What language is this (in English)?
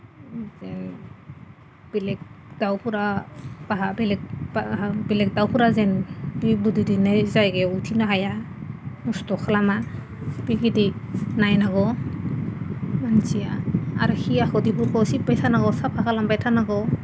Bodo